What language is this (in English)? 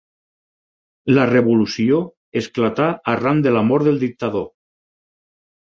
Catalan